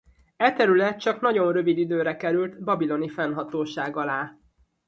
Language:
Hungarian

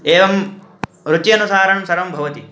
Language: Sanskrit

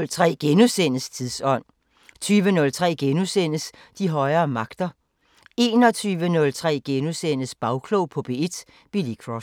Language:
Danish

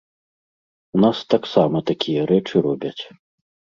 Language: Belarusian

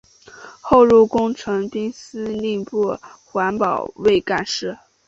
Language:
Chinese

